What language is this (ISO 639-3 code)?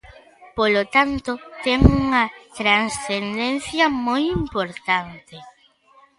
glg